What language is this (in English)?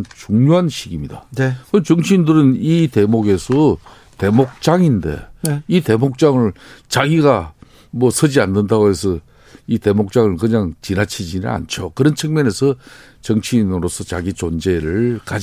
Korean